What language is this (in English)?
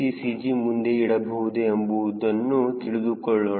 Kannada